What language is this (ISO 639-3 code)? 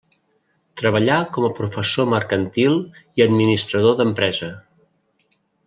cat